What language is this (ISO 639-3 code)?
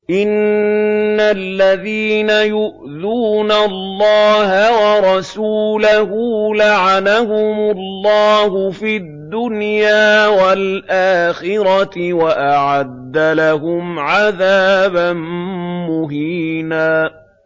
ara